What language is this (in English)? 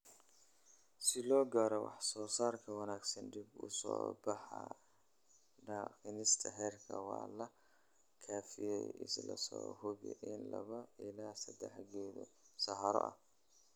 Somali